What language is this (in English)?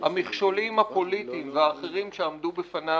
Hebrew